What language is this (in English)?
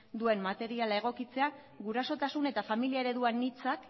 Basque